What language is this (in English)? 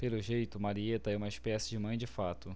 Portuguese